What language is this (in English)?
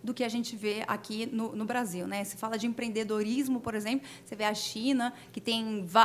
Portuguese